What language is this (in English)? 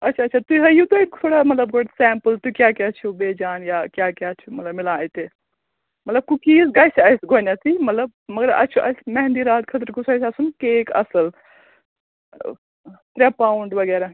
Kashmiri